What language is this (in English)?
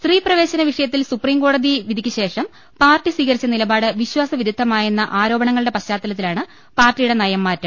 Malayalam